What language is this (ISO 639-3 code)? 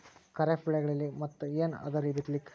kan